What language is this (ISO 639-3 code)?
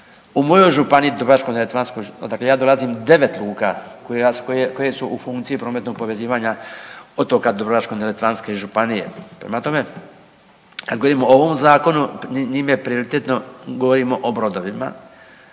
hrv